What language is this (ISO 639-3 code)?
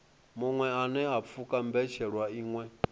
ven